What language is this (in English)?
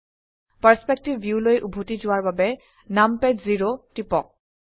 Assamese